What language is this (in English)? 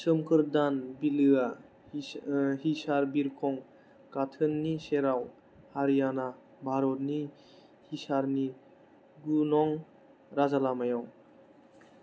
Bodo